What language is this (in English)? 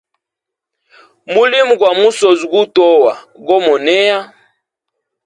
Hemba